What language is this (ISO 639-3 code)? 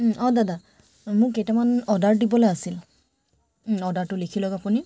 asm